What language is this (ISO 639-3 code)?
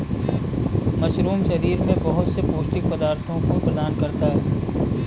hin